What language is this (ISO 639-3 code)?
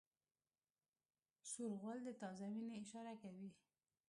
pus